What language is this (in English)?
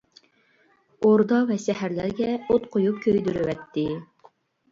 Uyghur